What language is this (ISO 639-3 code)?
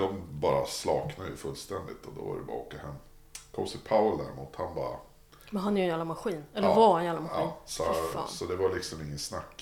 swe